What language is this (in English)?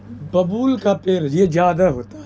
Urdu